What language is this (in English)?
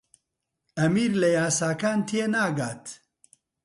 Central Kurdish